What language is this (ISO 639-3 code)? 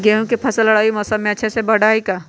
mag